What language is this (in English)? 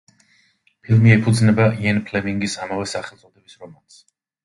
Georgian